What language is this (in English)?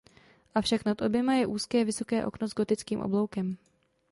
Czech